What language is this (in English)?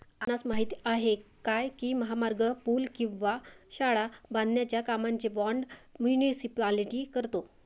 Marathi